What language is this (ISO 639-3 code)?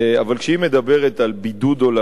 heb